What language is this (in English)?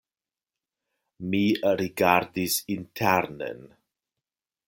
Esperanto